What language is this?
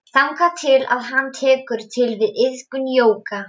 Icelandic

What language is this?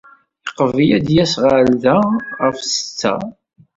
Kabyle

